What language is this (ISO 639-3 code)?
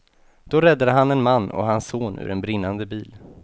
swe